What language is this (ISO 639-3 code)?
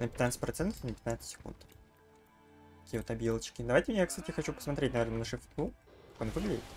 rus